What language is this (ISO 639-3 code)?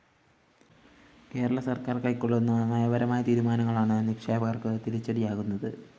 mal